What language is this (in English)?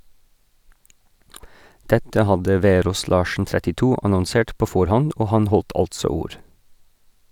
Norwegian